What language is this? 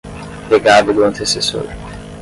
Portuguese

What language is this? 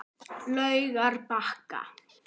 Icelandic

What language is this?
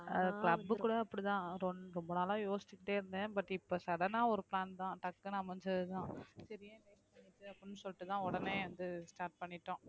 Tamil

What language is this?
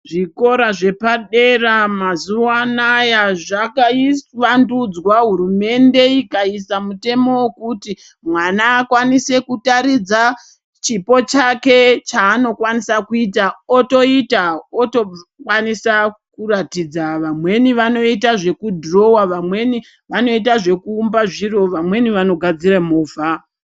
Ndau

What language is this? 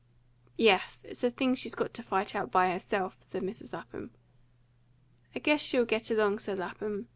English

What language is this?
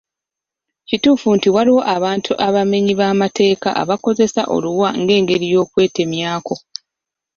Ganda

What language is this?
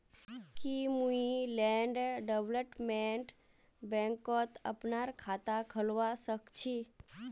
Magahi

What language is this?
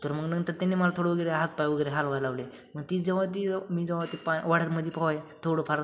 Marathi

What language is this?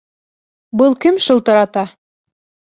Bashkir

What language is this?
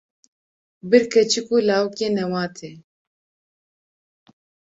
Kurdish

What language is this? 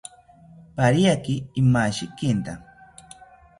South Ucayali Ashéninka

